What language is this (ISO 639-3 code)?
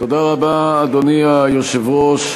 heb